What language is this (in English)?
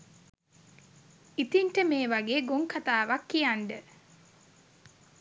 Sinhala